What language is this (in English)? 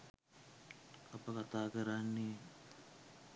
Sinhala